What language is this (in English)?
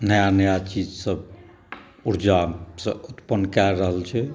Maithili